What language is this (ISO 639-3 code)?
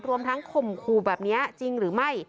tha